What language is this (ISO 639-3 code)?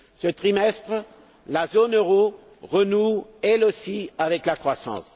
fra